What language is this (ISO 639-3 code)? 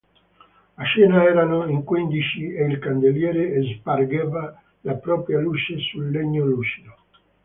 ita